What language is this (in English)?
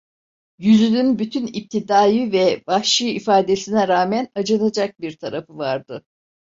Turkish